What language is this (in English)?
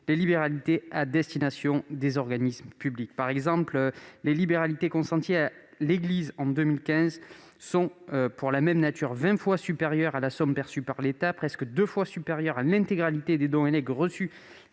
French